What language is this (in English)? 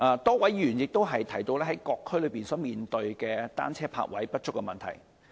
Cantonese